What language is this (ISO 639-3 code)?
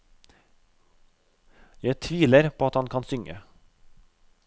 nor